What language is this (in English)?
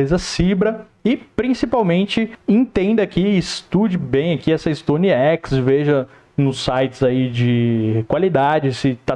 Portuguese